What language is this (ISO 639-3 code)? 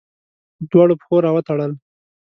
pus